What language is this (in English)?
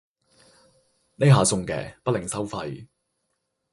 Cantonese